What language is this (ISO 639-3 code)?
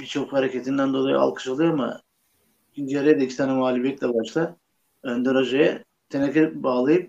tur